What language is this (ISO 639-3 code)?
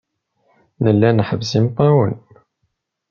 kab